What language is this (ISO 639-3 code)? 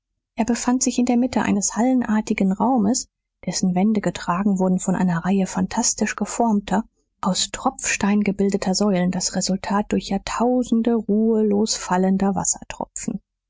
deu